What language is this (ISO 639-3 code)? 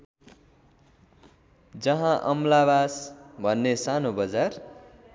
nep